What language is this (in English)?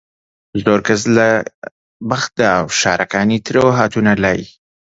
Central Kurdish